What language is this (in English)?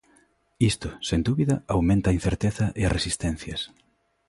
Galician